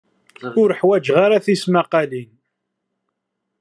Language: Kabyle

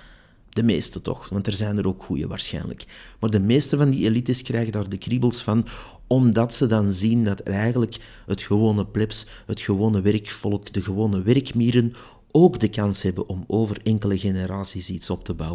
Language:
Dutch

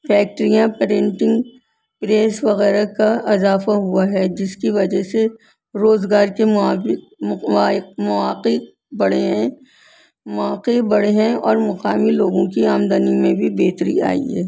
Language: Urdu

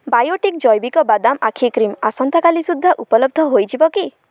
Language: Odia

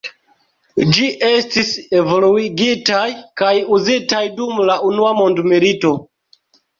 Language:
Esperanto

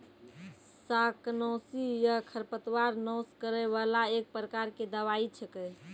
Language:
Maithili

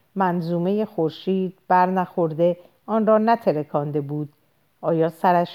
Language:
Persian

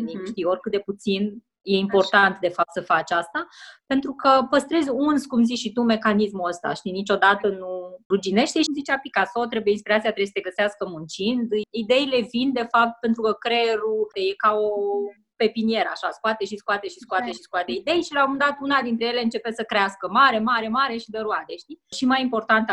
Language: Romanian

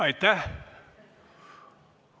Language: Estonian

